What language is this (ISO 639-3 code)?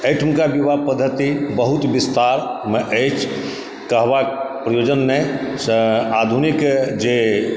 mai